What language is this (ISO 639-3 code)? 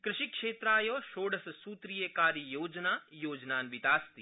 san